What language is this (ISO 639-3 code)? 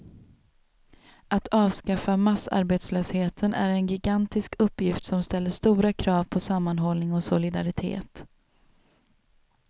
swe